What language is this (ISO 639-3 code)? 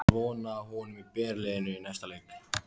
isl